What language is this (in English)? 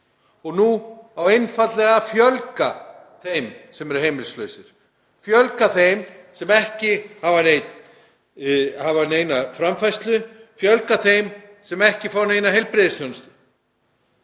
Icelandic